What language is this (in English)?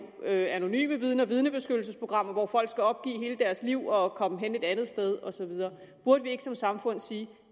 Danish